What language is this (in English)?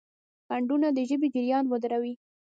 Pashto